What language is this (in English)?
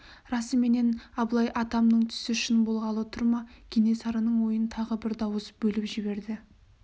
Kazakh